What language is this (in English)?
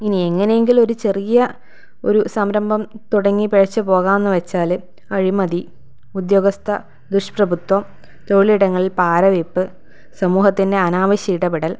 Malayalam